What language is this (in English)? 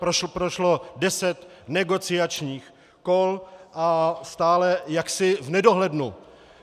Czech